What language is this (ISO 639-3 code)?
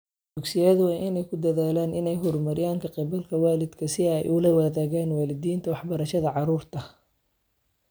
som